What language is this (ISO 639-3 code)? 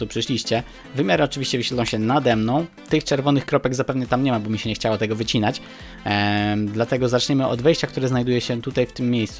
pol